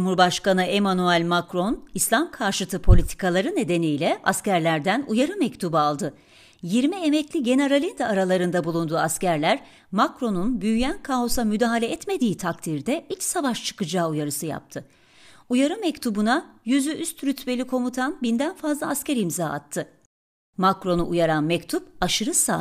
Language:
Turkish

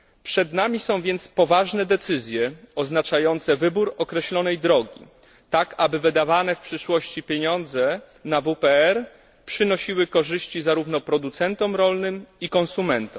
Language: Polish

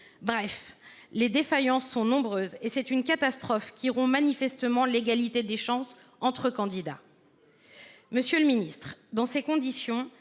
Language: French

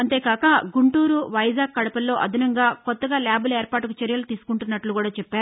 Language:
Telugu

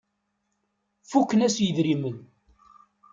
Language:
Kabyle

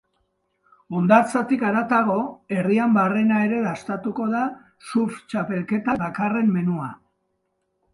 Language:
Basque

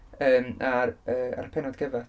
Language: Welsh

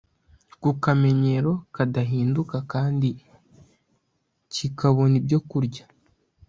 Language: Kinyarwanda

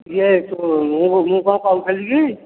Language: Odia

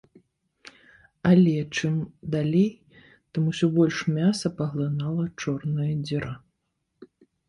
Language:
Belarusian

